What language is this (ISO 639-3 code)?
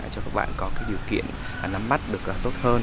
vie